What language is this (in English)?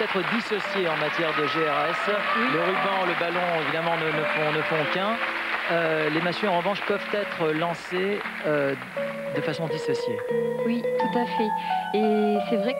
French